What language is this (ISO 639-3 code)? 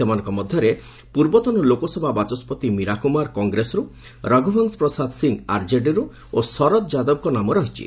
ori